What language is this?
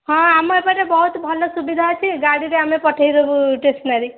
Odia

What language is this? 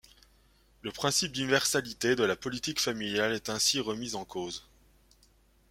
French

